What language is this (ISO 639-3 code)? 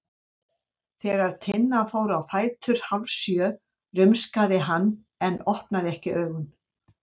isl